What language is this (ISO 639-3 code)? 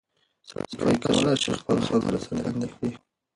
pus